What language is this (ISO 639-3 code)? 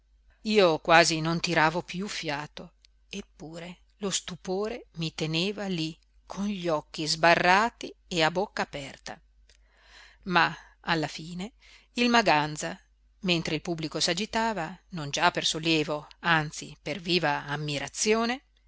ita